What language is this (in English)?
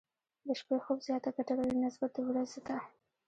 Pashto